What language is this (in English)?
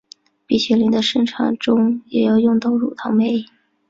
Chinese